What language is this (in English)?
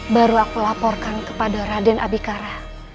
Indonesian